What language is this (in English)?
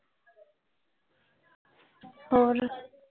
Punjabi